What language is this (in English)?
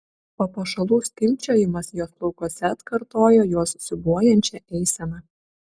Lithuanian